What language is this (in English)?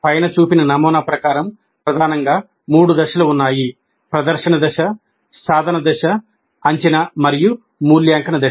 Telugu